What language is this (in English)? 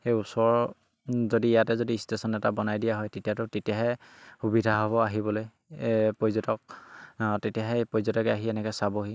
Assamese